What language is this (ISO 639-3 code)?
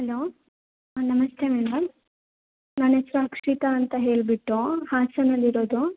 kan